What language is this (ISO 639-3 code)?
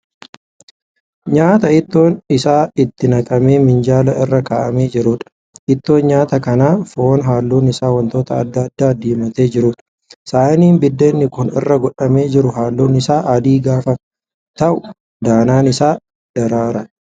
orm